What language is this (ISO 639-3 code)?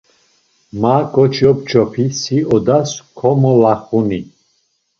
lzz